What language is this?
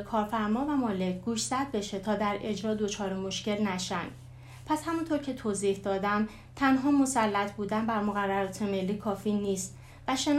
Persian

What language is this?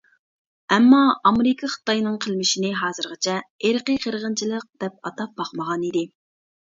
Uyghur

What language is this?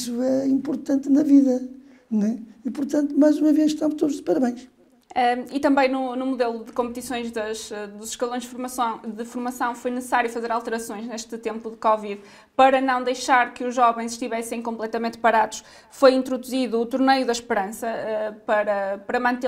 Portuguese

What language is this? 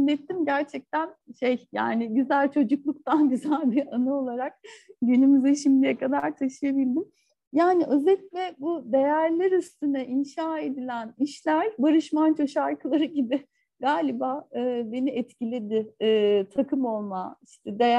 Turkish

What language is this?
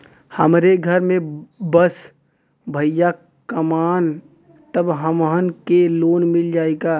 Bhojpuri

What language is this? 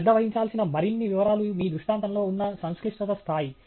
Telugu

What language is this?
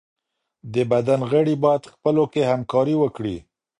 Pashto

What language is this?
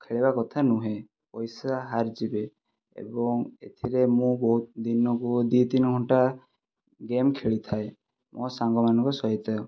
Odia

